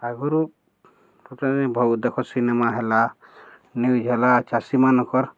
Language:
Odia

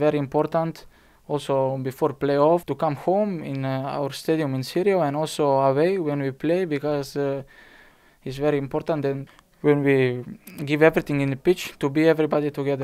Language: Greek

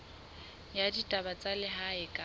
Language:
Southern Sotho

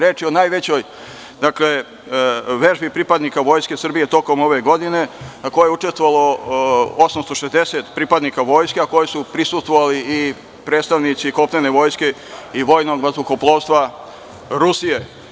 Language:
Serbian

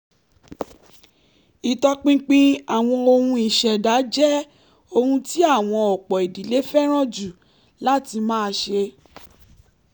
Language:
Yoruba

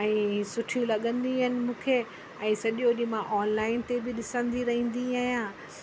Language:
Sindhi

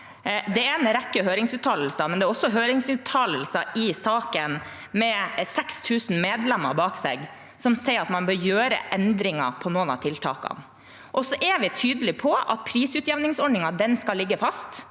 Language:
Norwegian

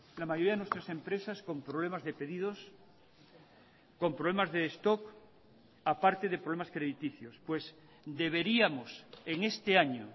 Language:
Spanish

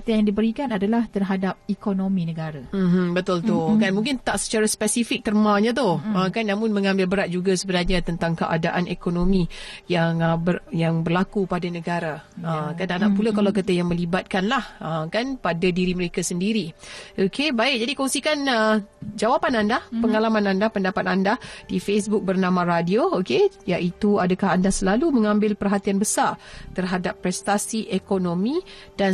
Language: Malay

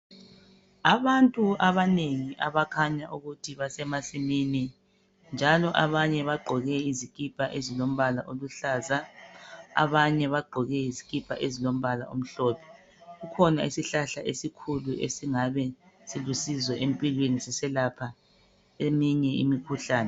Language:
North Ndebele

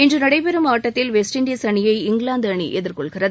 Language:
Tamil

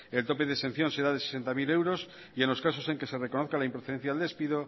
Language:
Spanish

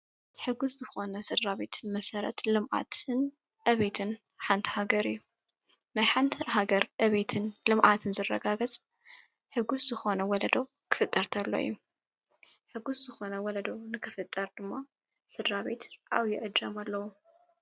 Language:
Tigrinya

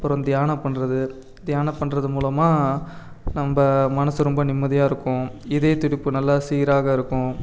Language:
Tamil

